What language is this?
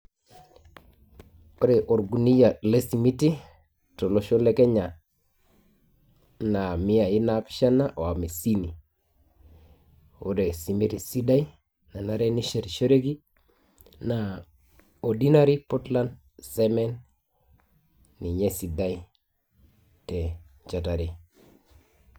Masai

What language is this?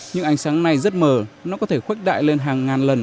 Vietnamese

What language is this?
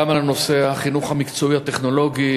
Hebrew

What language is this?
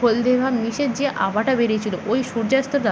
Bangla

